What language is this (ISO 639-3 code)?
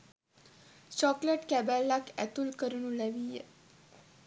sin